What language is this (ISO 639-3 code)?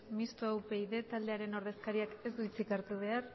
eus